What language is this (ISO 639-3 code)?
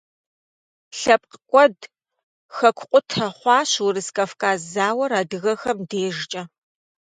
kbd